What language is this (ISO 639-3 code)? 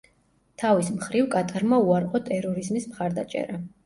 kat